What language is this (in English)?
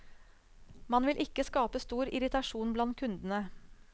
Norwegian